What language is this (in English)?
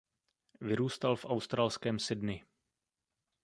Czech